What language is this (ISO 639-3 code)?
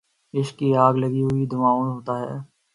urd